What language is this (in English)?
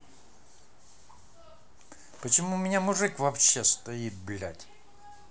Russian